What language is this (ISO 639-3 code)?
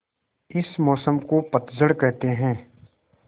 hin